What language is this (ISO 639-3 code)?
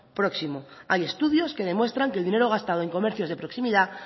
spa